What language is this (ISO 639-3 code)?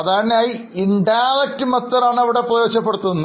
mal